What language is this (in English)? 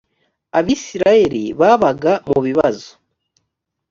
Kinyarwanda